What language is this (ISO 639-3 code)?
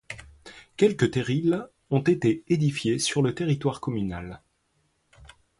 fra